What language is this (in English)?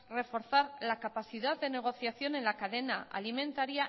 Spanish